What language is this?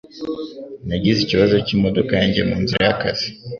Kinyarwanda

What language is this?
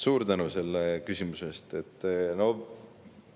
Estonian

